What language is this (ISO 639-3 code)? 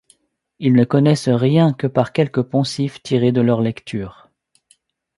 fra